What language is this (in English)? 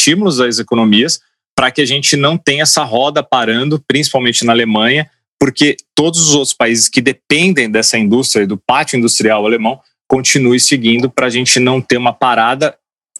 Portuguese